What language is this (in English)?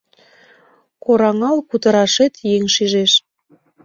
Mari